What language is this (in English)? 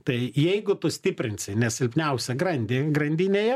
Lithuanian